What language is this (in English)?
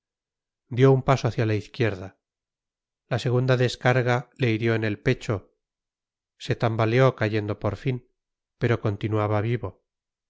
Spanish